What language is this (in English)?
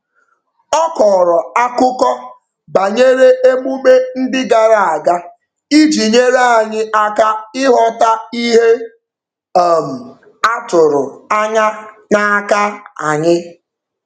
Igbo